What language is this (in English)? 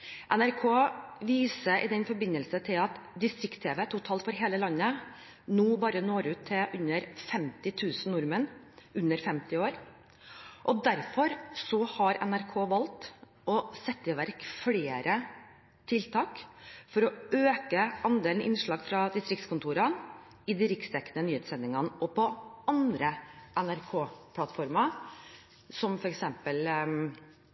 Norwegian Bokmål